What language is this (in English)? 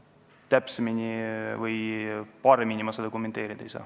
Estonian